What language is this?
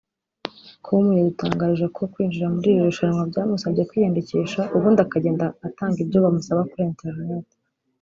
Kinyarwanda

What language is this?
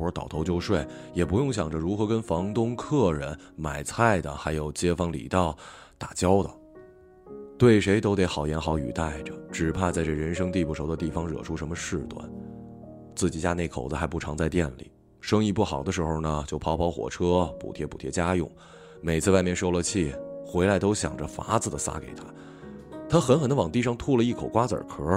Chinese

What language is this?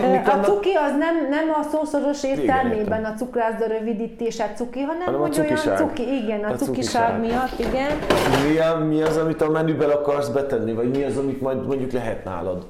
Hungarian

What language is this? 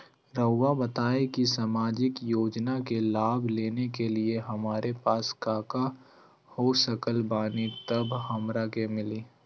Magahi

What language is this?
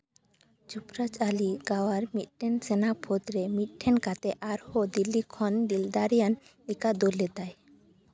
Santali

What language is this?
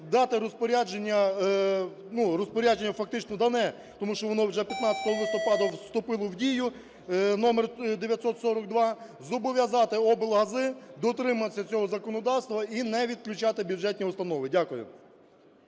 Ukrainian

